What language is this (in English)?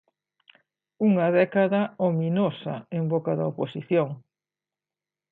Galician